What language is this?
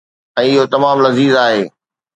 Sindhi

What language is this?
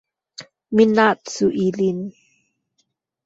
Esperanto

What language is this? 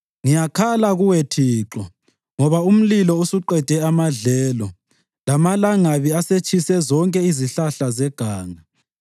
North Ndebele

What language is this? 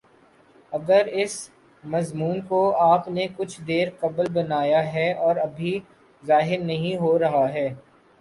Urdu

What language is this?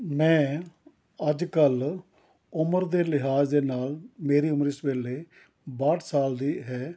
Punjabi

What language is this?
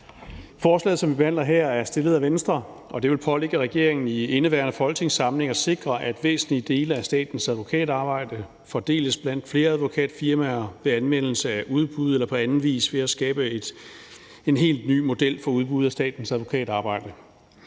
Danish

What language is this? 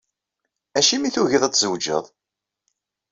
Kabyle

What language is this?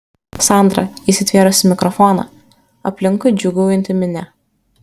Lithuanian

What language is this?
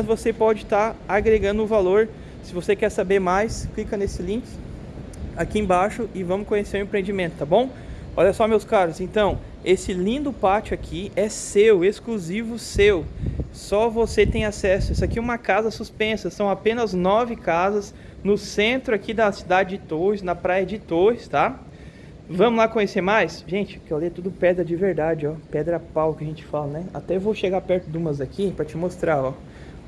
Portuguese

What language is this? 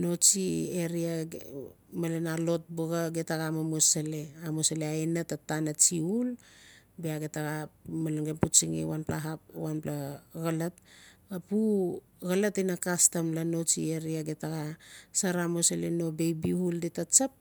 Notsi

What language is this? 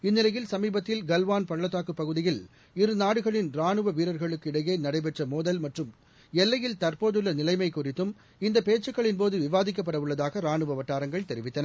Tamil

